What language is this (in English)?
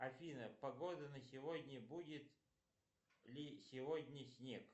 Russian